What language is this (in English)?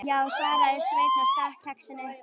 Icelandic